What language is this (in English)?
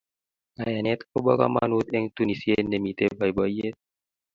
Kalenjin